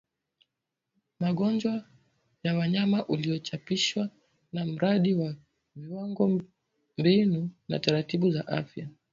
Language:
Swahili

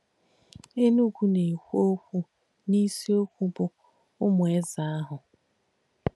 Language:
Igbo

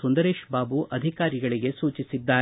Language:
Kannada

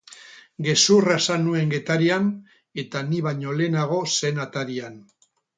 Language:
Basque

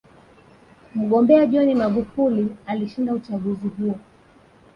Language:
Swahili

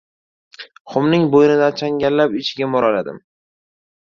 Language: Uzbek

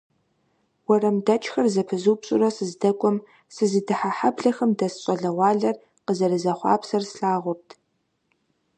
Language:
Kabardian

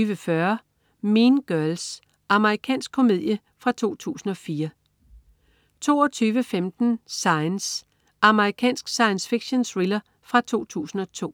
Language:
Danish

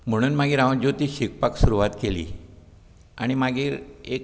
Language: Konkani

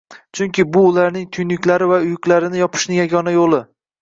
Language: Uzbek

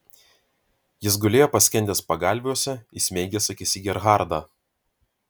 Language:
Lithuanian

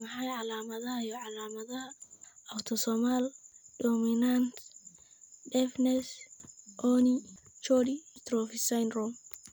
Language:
Somali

